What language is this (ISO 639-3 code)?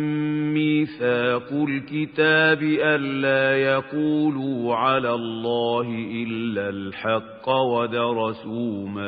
ara